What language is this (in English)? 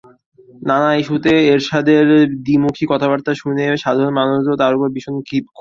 Bangla